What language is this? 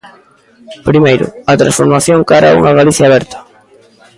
Galician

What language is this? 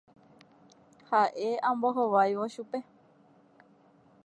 Guarani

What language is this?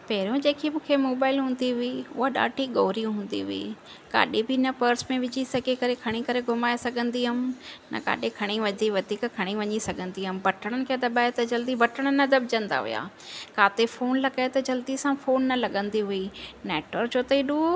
Sindhi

